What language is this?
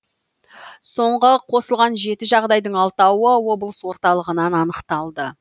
Kazakh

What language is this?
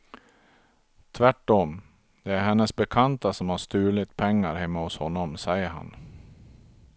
Swedish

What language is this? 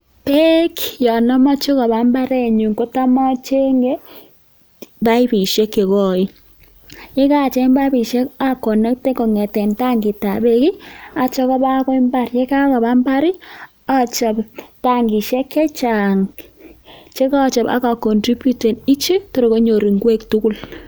Kalenjin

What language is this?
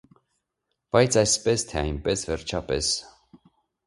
Armenian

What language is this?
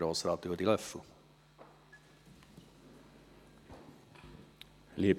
Swiss German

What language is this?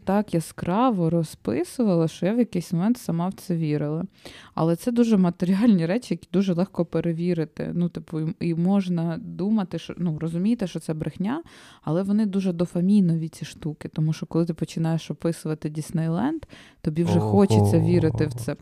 Ukrainian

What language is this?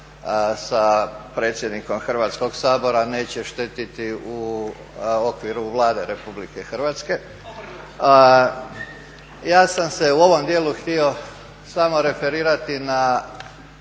Croatian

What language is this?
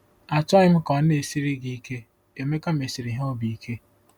Igbo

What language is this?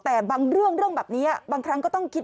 Thai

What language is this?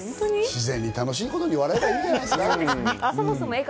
Japanese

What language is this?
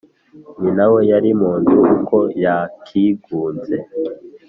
Kinyarwanda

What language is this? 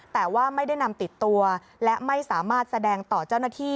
Thai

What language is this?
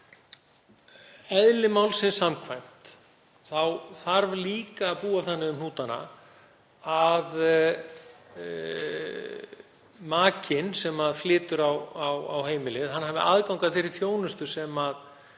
Icelandic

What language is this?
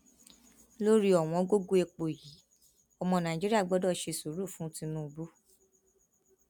Yoruba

